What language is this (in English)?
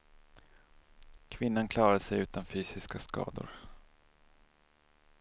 Swedish